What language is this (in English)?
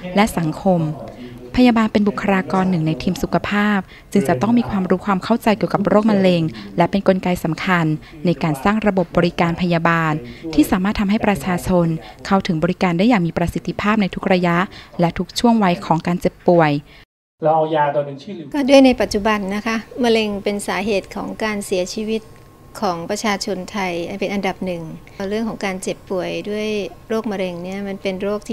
Thai